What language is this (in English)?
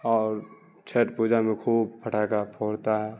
Urdu